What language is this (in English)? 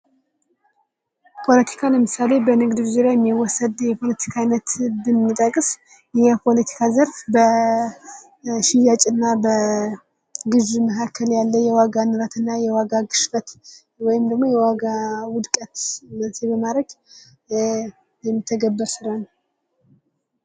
Amharic